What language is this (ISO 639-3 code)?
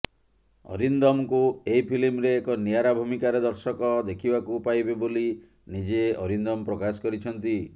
ori